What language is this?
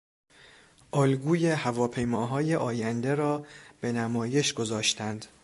Persian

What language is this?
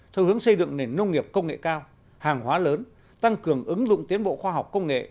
Vietnamese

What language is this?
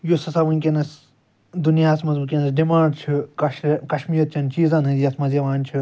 Kashmiri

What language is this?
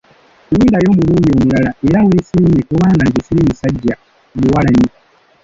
Ganda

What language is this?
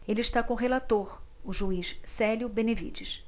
Portuguese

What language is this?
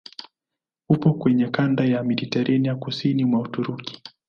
Swahili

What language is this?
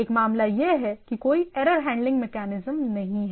Hindi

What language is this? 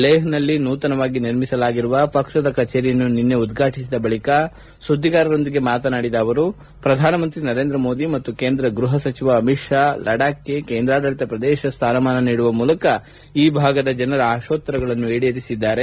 Kannada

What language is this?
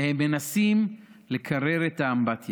Hebrew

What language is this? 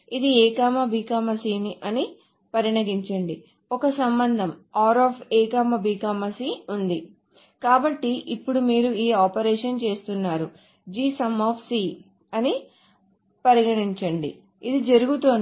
Telugu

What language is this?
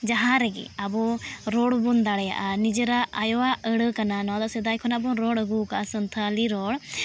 Santali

